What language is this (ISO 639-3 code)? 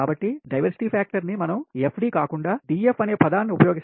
tel